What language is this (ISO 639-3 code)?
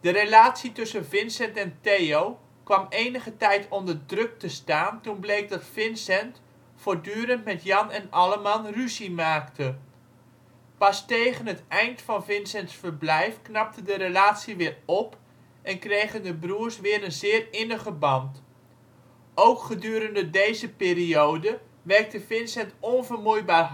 nld